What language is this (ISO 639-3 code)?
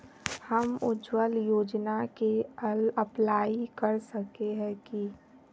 mag